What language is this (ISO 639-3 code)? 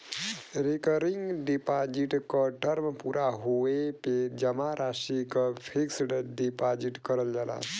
bho